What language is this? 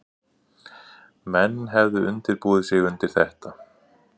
Icelandic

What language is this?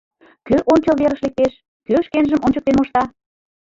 Mari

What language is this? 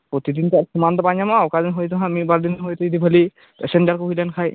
Santali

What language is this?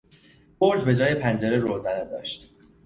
Persian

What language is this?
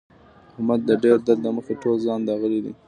Pashto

